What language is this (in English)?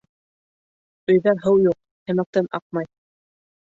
Bashkir